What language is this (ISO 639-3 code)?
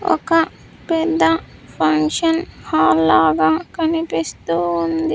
tel